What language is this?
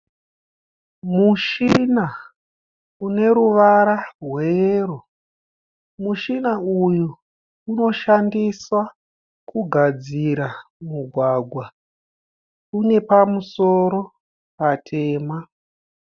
Shona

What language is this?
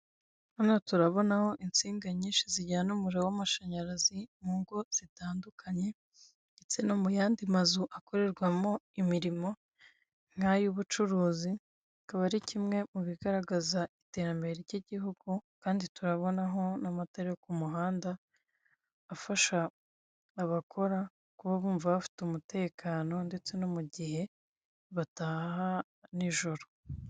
Kinyarwanda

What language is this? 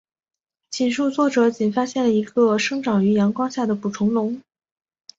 Chinese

